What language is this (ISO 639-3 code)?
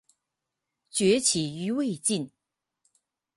zho